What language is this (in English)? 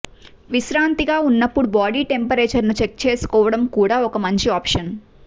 Telugu